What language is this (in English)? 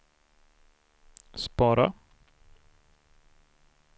Swedish